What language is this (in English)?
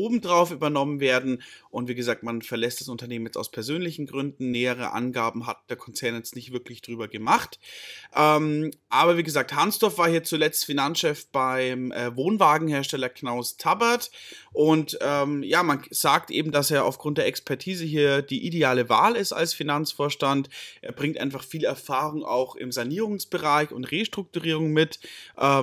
German